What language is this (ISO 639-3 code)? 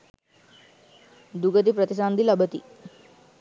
sin